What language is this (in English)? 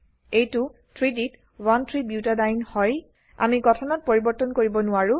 Assamese